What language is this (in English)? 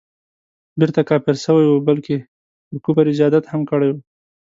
Pashto